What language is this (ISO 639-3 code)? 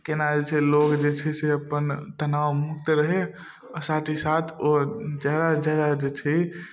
mai